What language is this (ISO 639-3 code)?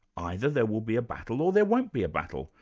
eng